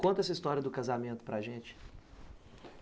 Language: Portuguese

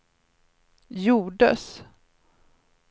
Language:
Swedish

